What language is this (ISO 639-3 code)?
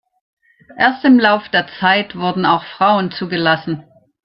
deu